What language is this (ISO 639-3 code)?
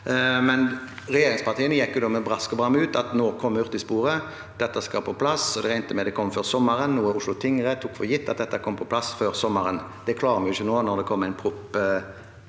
nor